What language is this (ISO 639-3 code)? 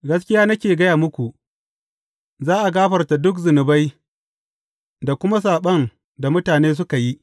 hau